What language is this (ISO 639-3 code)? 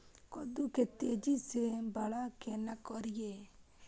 mai